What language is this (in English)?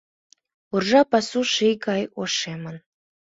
Mari